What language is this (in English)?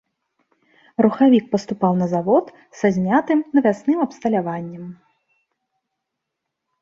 Belarusian